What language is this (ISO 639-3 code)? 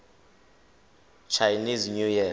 tsn